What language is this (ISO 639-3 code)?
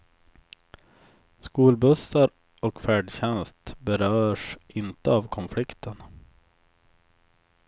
swe